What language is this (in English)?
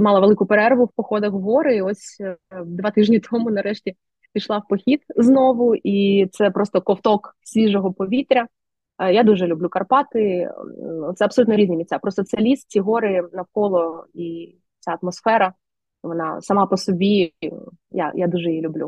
Ukrainian